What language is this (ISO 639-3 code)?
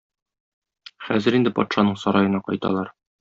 tat